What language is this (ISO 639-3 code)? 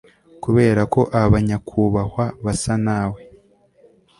kin